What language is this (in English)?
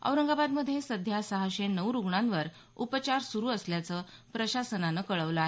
Marathi